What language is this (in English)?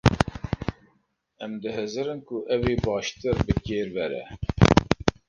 Kurdish